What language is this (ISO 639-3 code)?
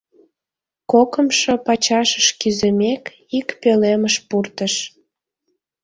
chm